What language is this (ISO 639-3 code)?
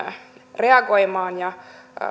fin